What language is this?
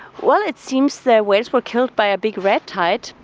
English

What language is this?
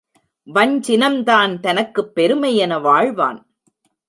Tamil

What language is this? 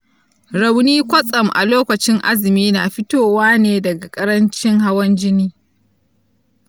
Hausa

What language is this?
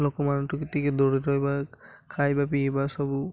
Odia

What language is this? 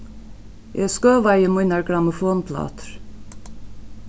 Faroese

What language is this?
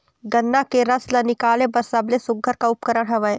Chhattisgarhi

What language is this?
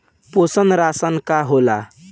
Bhojpuri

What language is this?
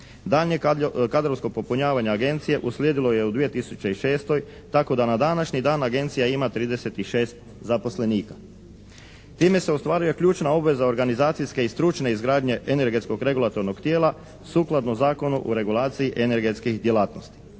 Croatian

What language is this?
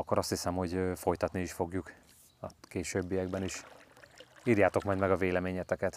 Hungarian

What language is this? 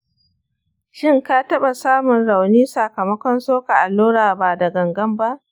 Hausa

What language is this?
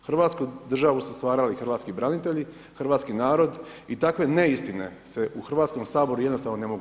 Croatian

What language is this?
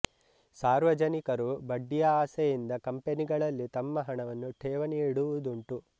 Kannada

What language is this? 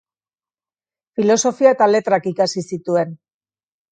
Basque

